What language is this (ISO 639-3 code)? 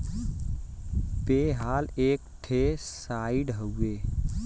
bho